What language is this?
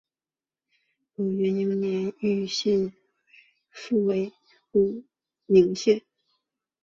Chinese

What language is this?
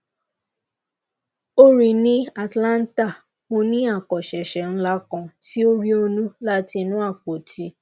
Yoruba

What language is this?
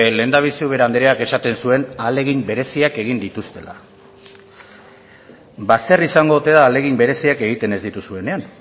Basque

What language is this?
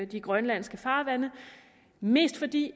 Danish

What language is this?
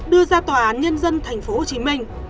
Vietnamese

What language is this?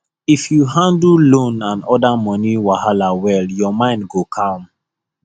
Nigerian Pidgin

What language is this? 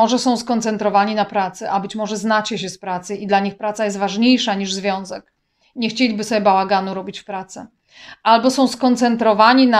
Polish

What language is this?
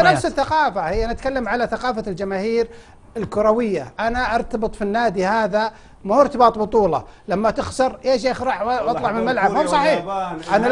Arabic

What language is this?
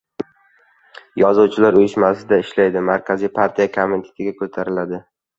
Uzbek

